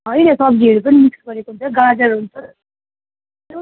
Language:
Nepali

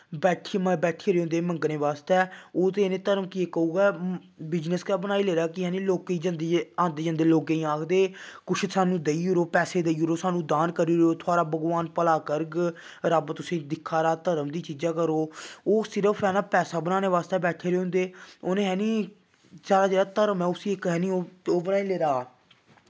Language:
Dogri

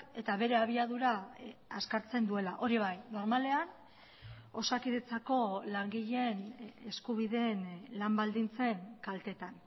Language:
Basque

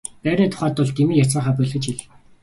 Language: Mongolian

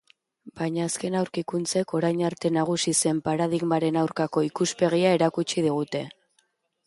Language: Basque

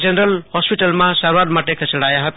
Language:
Gujarati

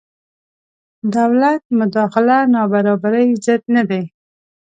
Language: Pashto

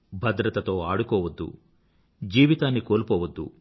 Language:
Telugu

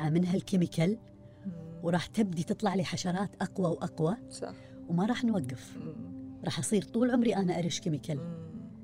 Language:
Arabic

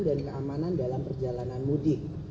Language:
Indonesian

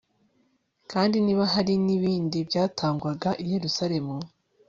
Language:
Kinyarwanda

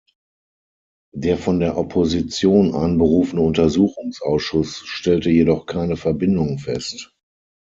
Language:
German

